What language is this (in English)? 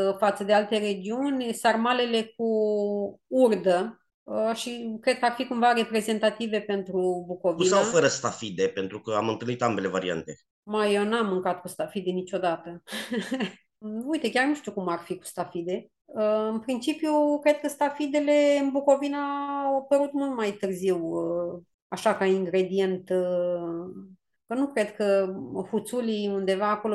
Romanian